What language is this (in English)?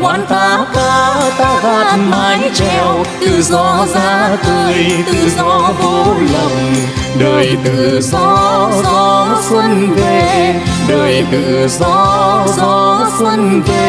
Vietnamese